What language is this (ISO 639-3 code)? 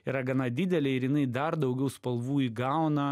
lit